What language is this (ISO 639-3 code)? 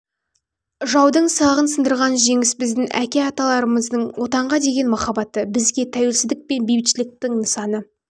kaz